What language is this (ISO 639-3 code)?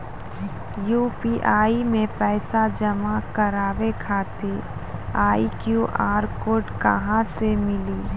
mai